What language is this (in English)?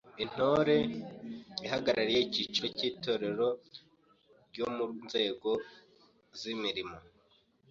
Kinyarwanda